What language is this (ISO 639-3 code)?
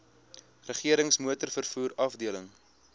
afr